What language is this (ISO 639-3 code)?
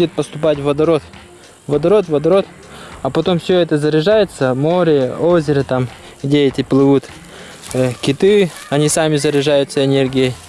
rus